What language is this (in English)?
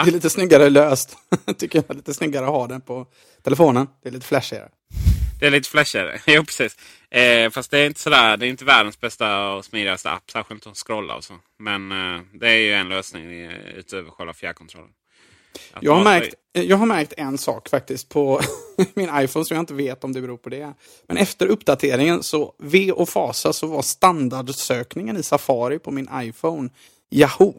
Swedish